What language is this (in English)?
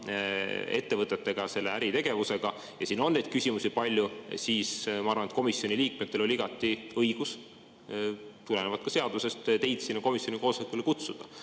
Estonian